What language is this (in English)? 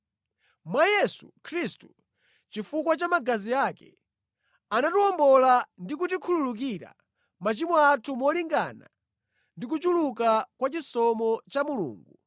Nyanja